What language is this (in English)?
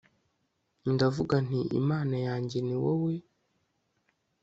Kinyarwanda